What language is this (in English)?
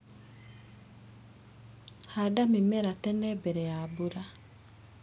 Kikuyu